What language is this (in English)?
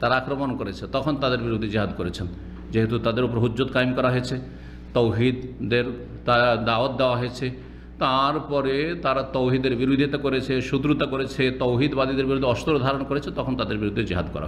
Arabic